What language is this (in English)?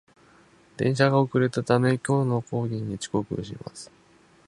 Japanese